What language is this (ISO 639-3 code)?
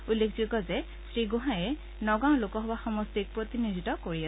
asm